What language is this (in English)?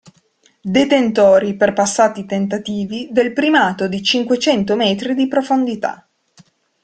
Italian